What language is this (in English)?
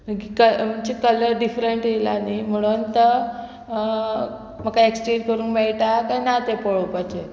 Konkani